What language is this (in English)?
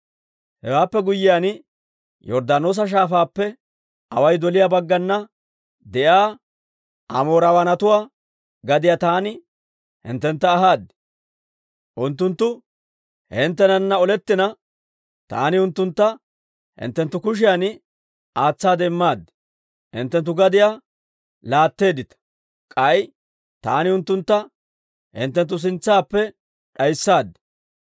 Dawro